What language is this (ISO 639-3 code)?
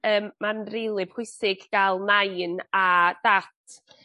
cym